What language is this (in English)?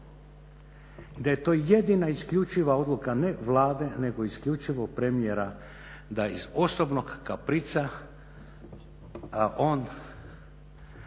Croatian